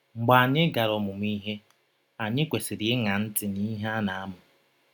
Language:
Igbo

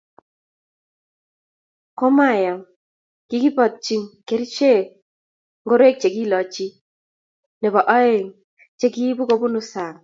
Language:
Kalenjin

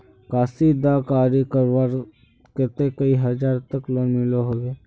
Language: Magahi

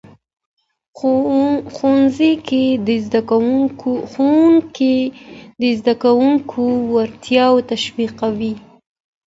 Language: Pashto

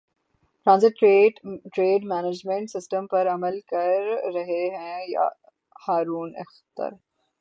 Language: Urdu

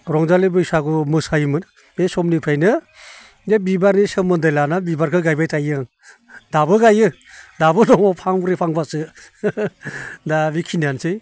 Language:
Bodo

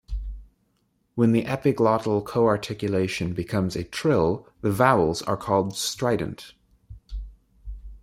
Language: English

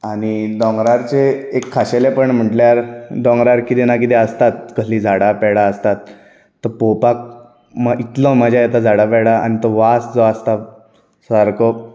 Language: Konkani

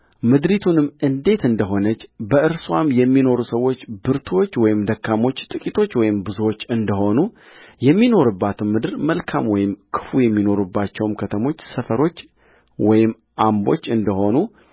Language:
Amharic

